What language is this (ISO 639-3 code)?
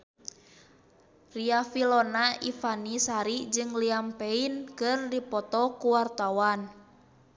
sun